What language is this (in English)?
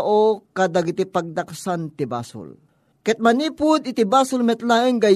Filipino